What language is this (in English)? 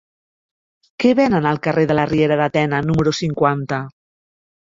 Catalan